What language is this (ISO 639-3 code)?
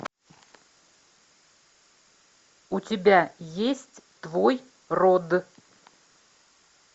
rus